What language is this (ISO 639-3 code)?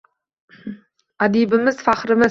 uzb